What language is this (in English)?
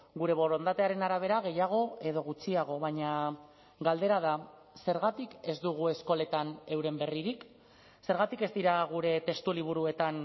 Basque